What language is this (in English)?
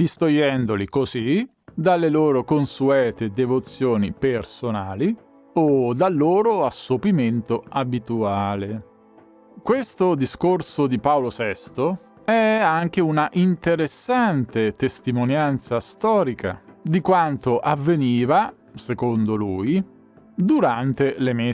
Italian